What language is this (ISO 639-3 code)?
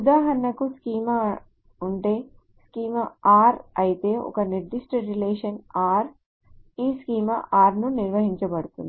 tel